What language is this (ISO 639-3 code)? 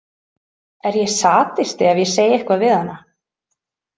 isl